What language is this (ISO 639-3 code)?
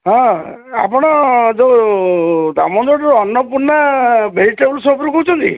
ori